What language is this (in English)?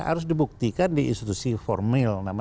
Indonesian